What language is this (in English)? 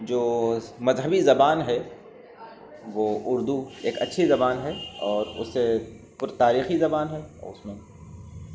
Urdu